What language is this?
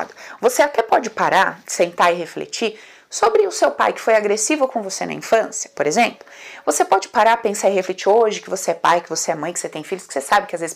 Portuguese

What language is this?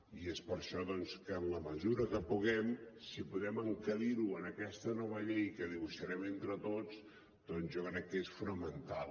Catalan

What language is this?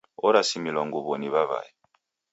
Taita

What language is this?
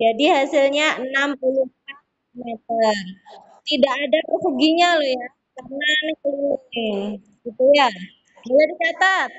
Indonesian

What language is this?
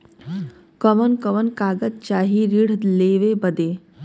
Bhojpuri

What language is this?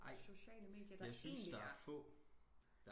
Danish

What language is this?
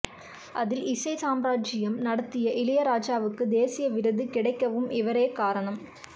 Tamil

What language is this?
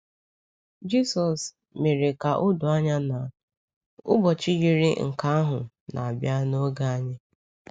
Igbo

